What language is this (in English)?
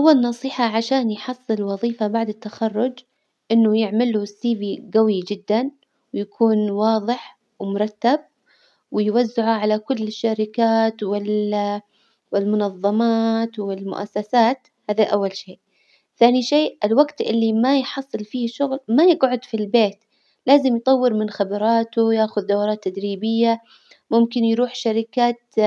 Hijazi Arabic